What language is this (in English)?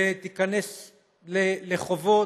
Hebrew